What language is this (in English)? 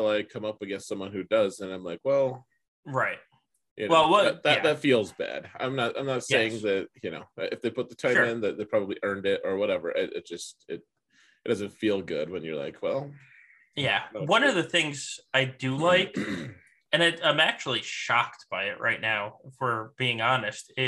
English